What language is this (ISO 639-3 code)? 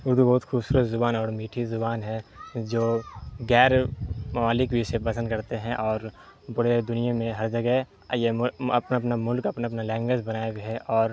urd